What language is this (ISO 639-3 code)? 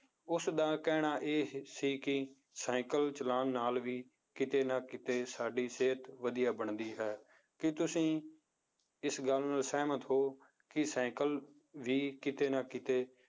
pan